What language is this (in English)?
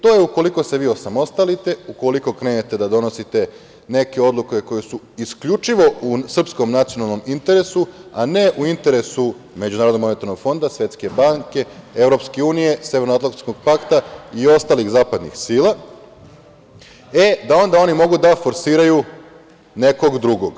Serbian